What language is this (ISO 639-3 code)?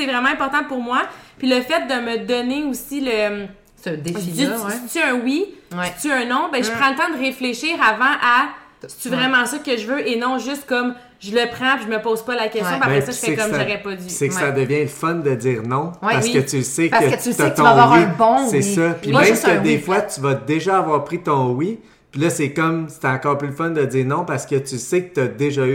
fra